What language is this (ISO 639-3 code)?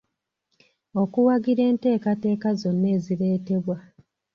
lug